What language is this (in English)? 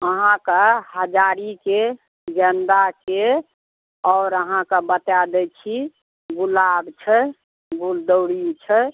Maithili